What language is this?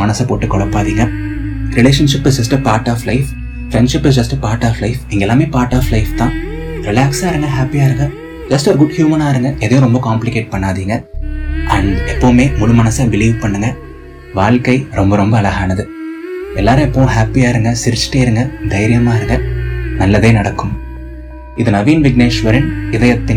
Tamil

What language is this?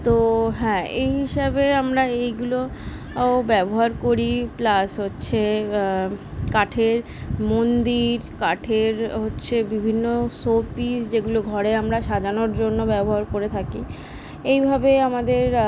Bangla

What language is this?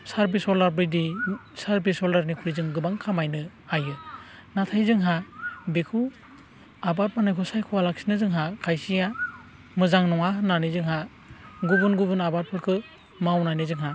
Bodo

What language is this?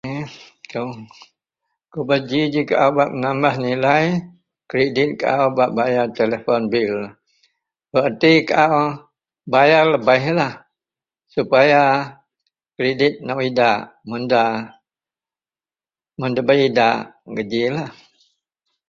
Central Melanau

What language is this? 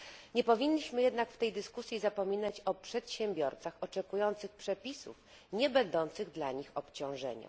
Polish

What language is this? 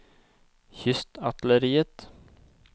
Norwegian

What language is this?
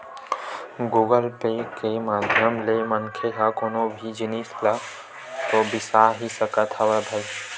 Chhattisgarhi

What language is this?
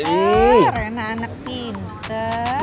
Indonesian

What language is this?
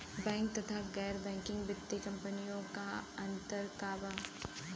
Bhojpuri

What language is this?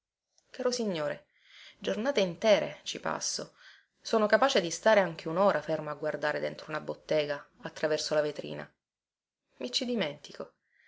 Italian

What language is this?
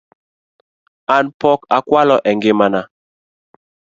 Luo (Kenya and Tanzania)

